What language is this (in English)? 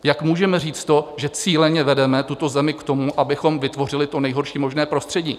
Czech